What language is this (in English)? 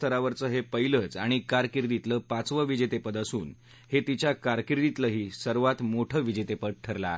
Marathi